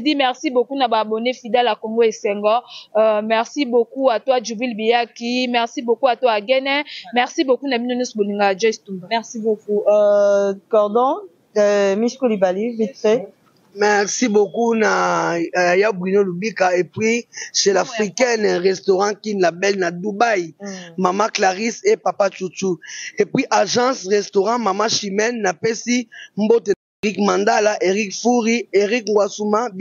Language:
French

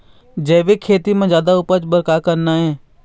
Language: Chhattisgarhi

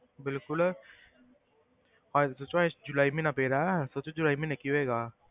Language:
Punjabi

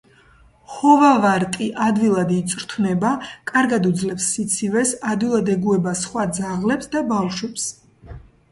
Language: Georgian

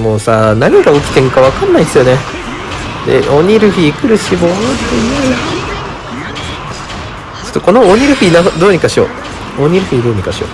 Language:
Japanese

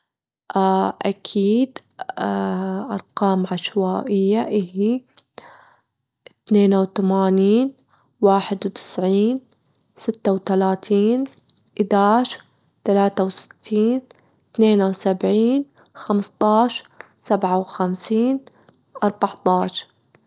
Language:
Gulf Arabic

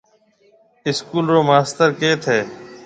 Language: Marwari (Pakistan)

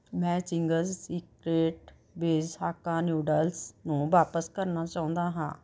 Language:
Punjabi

